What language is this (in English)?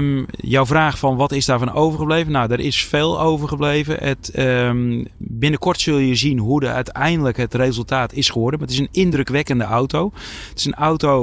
Dutch